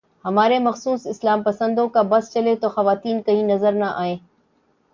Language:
Urdu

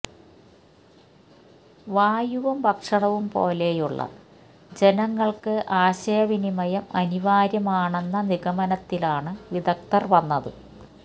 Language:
Malayalam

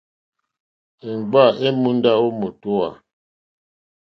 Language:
Mokpwe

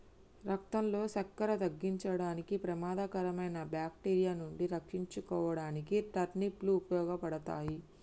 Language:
Telugu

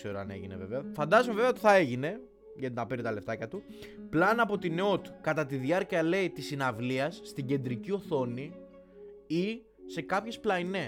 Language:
Greek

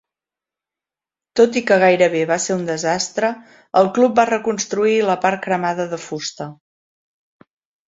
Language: Catalan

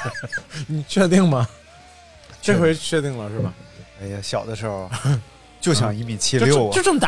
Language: Chinese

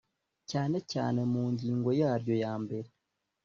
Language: Kinyarwanda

